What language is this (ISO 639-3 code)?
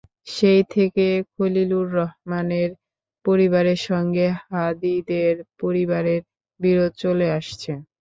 ben